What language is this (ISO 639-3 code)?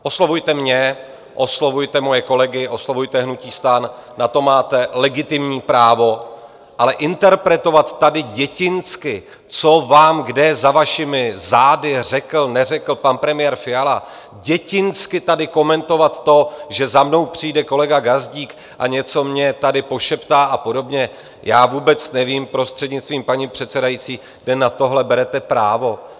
ces